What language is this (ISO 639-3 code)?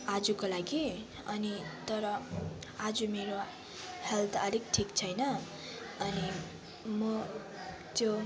nep